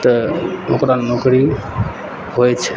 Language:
Maithili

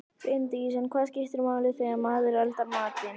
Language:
Icelandic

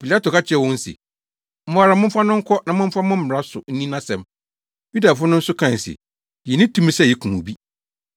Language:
Akan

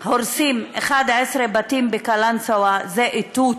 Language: Hebrew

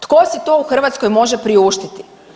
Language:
Croatian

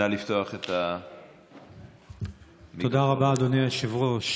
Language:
Hebrew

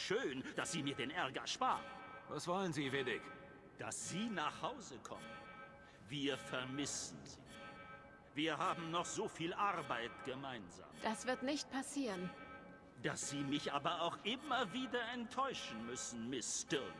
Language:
German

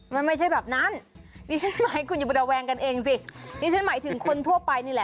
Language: Thai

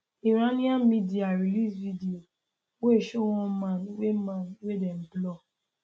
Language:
Nigerian Pidgin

